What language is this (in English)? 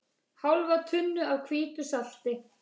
Icelandic